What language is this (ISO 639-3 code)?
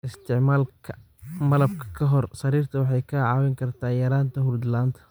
som